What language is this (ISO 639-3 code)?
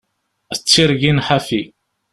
kab